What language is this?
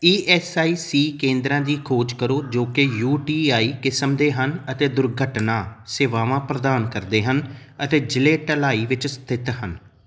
Punjabi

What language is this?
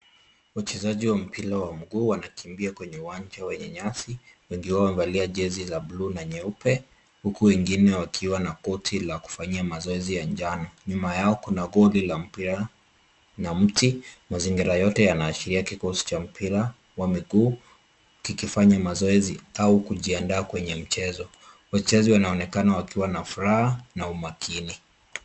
Swahili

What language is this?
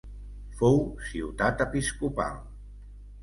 Catalan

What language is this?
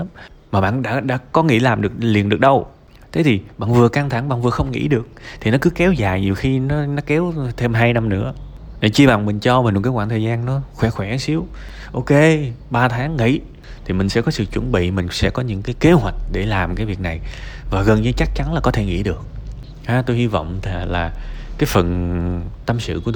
Vietnamese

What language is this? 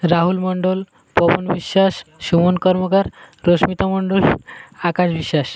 Odia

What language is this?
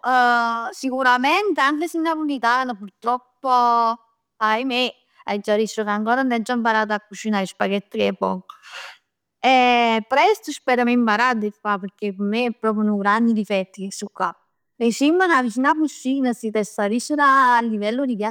Neapolitan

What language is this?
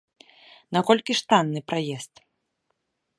Belarusian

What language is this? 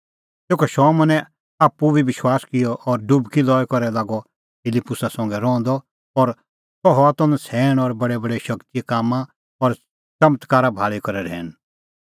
Kullu Pahari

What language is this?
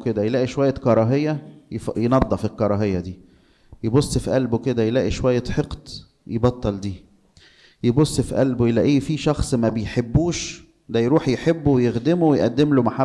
Arabic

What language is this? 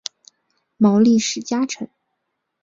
Chinese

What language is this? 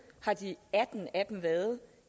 Danish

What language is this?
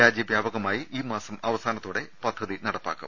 Malayalam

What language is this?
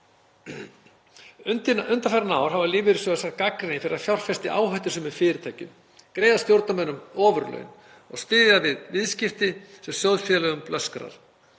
Icelandic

